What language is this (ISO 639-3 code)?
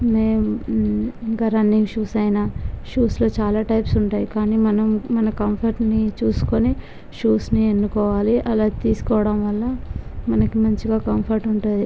tel